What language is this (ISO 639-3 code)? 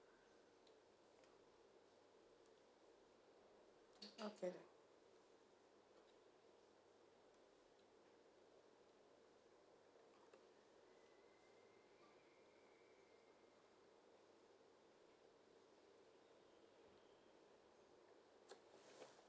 eng